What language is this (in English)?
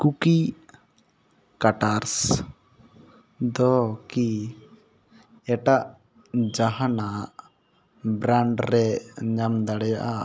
Santali